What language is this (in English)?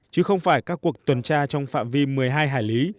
Vietnamese